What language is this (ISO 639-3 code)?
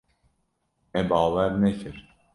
kur